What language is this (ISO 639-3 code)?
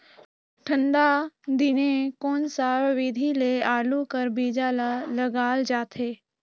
hne